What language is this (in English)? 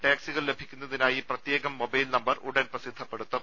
Malayalam